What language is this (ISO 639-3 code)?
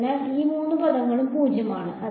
mal